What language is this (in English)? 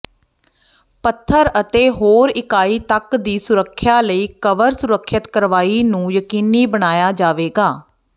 Punjabi